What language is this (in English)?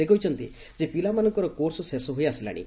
Odia